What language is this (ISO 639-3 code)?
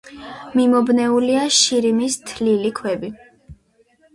kat